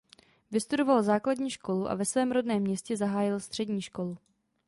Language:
Czech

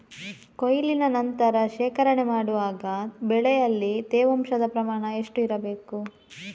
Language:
Kannada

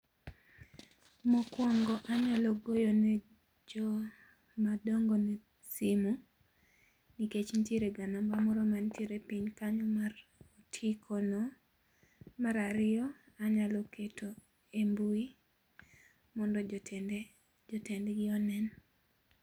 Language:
Luo (Kenya and Tanzania)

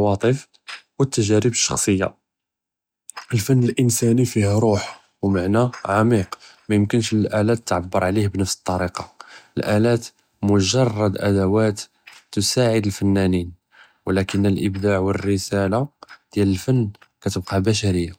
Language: Judeo-Arabic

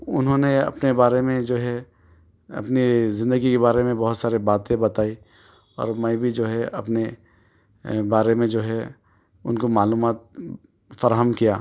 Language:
Urdu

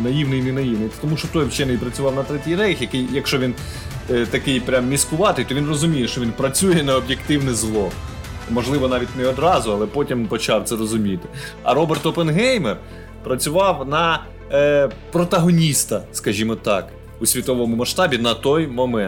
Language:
Ukrainian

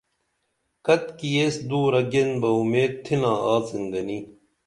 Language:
Dameli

